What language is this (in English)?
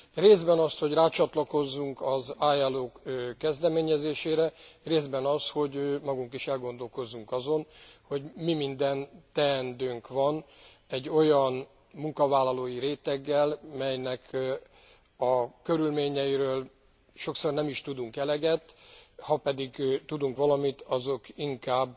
Hungarian